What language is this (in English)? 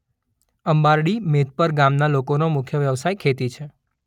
Gujarati